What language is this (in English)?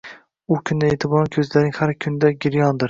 Uzbek